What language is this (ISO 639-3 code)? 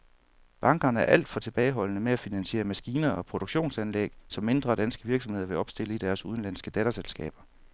dan